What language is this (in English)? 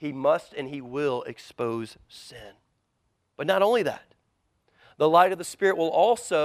English